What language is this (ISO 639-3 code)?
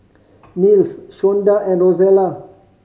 eng